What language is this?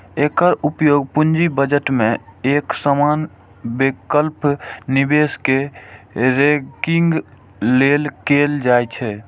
Maithili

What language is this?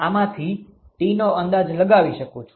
Gujarati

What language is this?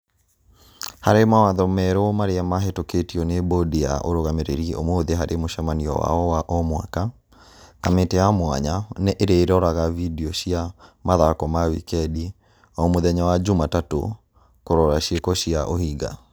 Kikuyu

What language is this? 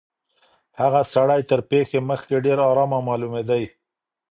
Pashto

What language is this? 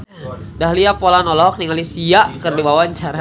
Sundanese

